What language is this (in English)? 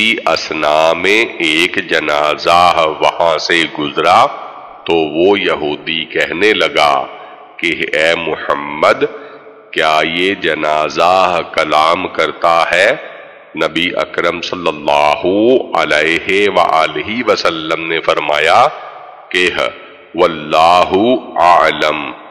Dutch